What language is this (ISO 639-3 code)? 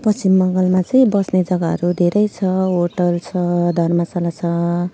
nep